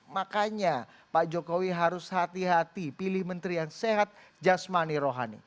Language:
Indonesian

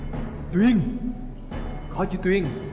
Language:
Vietnamese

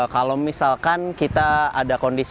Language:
Indonesian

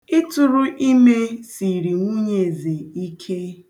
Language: Igbo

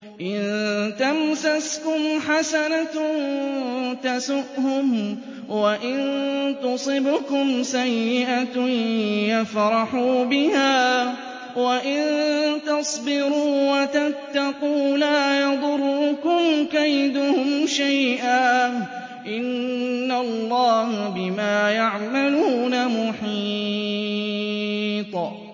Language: Arabic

